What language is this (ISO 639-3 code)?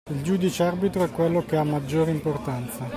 ita